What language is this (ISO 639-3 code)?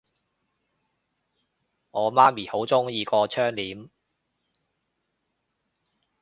yue